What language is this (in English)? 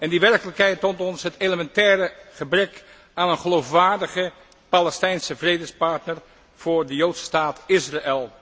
Dutch